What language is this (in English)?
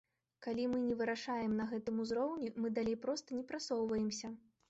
Belarusian